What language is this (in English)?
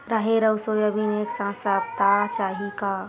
Chhattisgarhi